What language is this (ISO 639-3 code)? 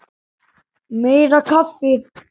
isl